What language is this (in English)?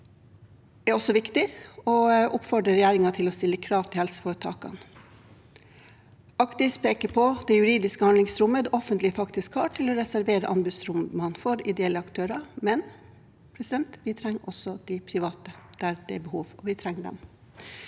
Norwegian